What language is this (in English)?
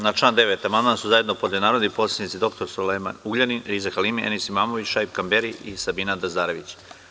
Serbian